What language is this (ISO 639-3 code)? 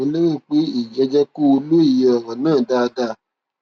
yor